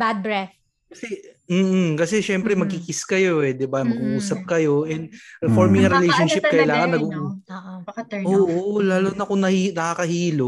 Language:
Filipino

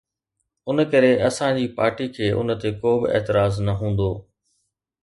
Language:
Sindhi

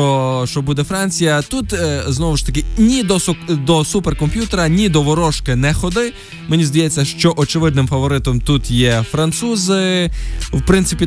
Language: Ukrainian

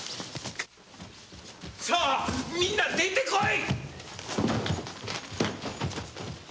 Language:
Japanese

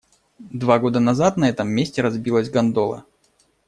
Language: Russian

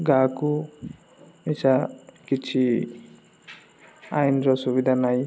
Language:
Odia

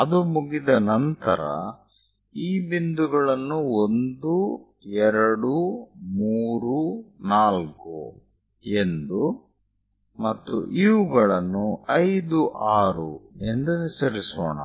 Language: Kannada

